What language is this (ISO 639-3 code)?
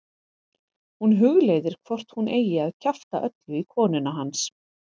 isl